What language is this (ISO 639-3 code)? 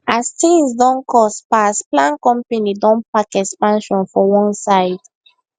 pcm